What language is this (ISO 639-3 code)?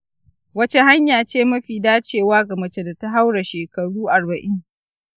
hau